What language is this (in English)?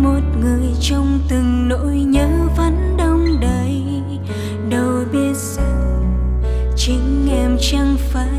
Vietnamese